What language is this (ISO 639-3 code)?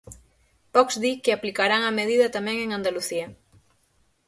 glg